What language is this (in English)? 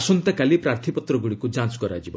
Odia